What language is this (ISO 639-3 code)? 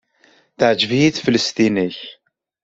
kab